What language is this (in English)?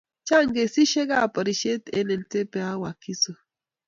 Kalenjin